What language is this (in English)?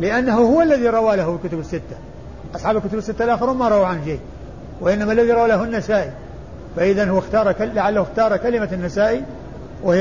Arabic